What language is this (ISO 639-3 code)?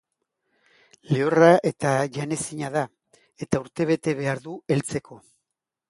eus